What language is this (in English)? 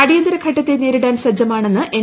Malayalam